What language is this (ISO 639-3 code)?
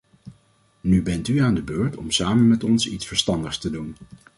nld